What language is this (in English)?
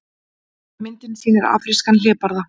Icelandic